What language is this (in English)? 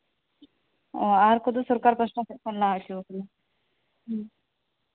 Santali